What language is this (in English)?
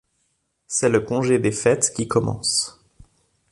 French